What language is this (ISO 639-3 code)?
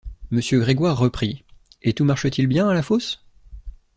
fra